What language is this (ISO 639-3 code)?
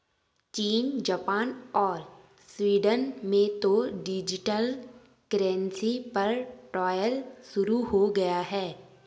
hin